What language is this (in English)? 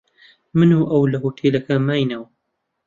Central Kurdish